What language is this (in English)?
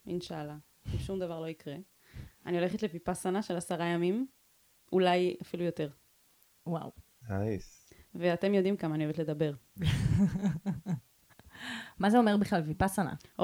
Hebrew